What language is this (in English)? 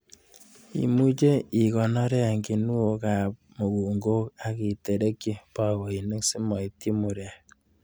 Kalenjin